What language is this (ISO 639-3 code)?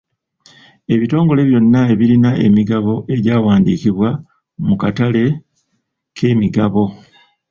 lug